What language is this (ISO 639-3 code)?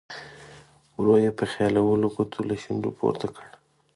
pus